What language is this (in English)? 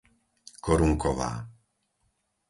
Slovak